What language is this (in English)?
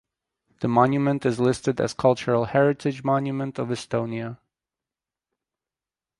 English